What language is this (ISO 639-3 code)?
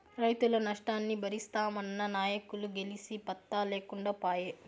tel